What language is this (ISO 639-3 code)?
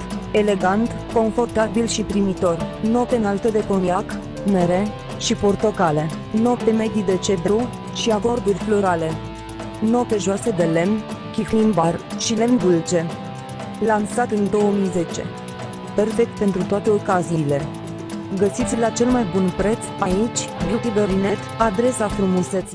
ron